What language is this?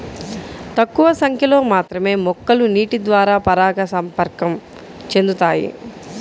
Telugu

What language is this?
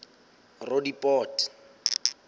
Southern Sotho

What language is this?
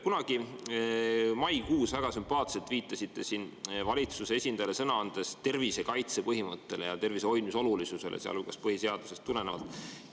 Estonian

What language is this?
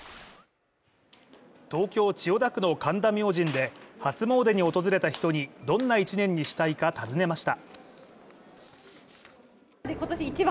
Japanese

